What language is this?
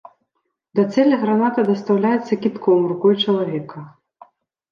Belarusian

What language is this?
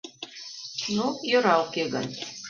Mari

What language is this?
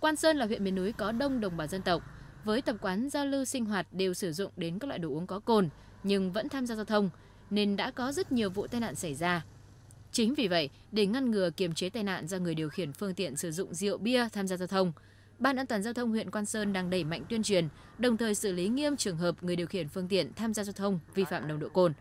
Vietnamese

